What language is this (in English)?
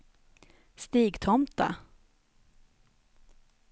Swedish